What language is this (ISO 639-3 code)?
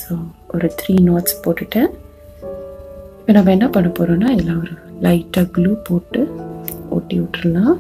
hin